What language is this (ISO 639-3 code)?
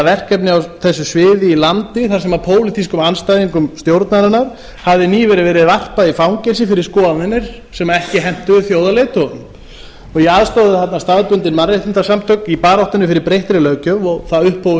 isl